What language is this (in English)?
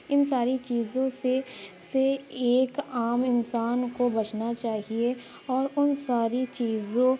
Urdu